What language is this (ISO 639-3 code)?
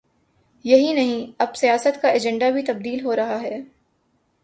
urd